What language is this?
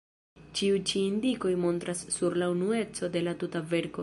Esperanto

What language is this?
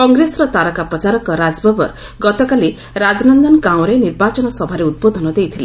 Odia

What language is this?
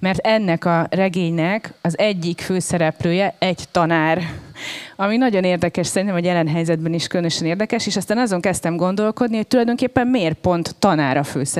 Hungarian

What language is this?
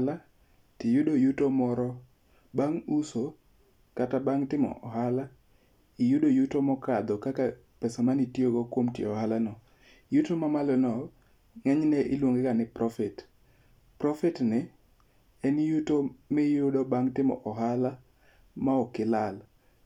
Luo (Kenya and Tanzania)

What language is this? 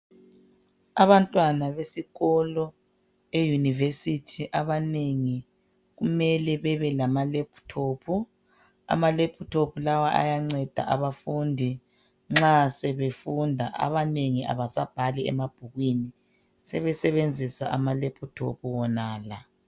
North Ndebele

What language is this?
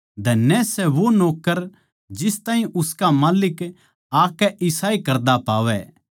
Haryanvi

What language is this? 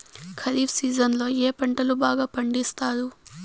Telugu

